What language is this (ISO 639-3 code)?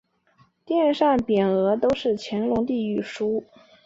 zho